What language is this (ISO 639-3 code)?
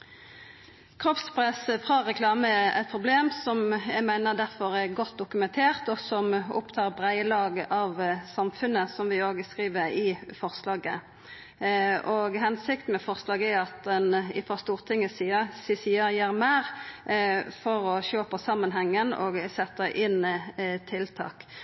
nno